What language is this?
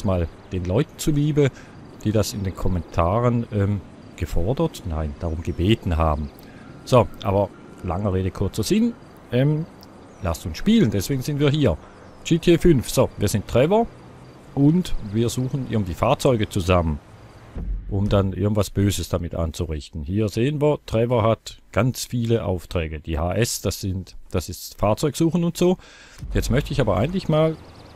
German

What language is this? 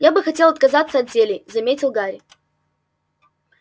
Russian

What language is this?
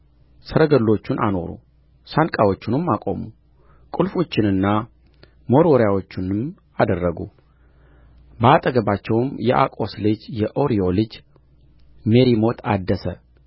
Amharic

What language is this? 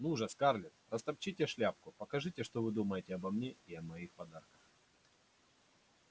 Russian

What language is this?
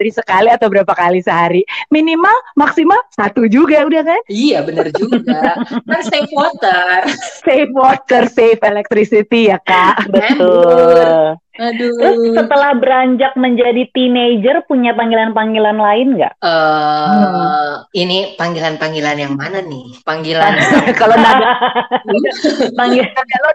Indonesian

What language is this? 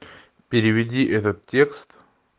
Russian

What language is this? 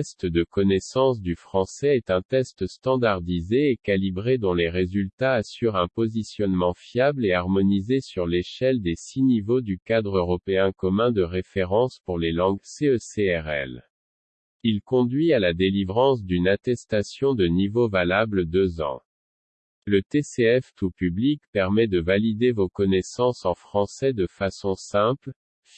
French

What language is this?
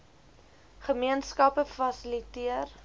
Afrikaans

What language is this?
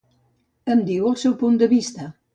Catalan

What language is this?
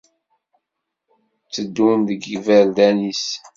Kabyle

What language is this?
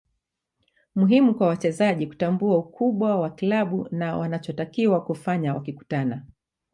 Swahili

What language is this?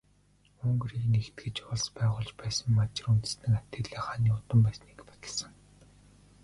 Mongolian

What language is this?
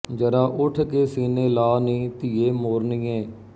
Punjabi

